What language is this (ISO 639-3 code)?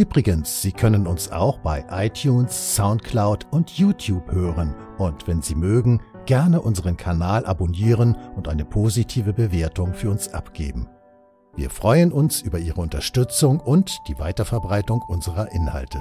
deu